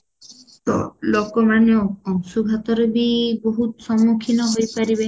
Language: Odia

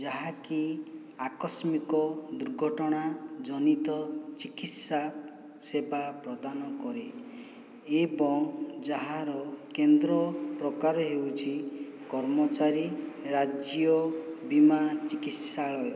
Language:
Odia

